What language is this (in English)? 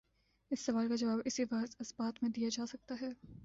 Urdu